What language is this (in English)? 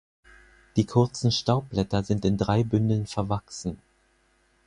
German